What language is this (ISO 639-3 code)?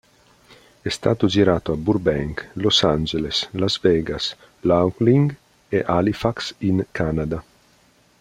ita